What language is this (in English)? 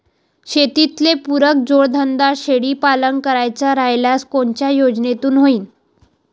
Marathi